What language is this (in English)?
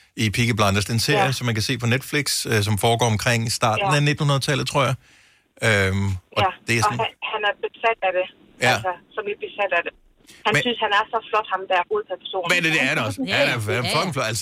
Danish